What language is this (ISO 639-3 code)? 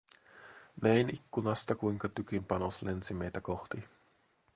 fin